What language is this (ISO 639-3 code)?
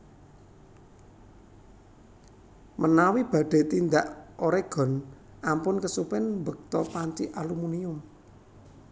jav